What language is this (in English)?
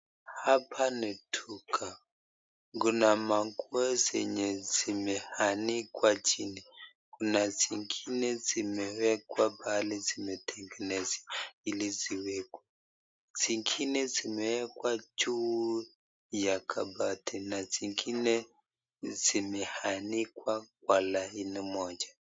Swahili